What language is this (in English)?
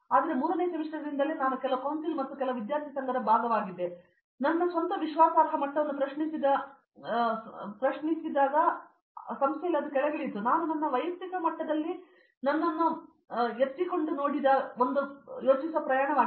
Kannada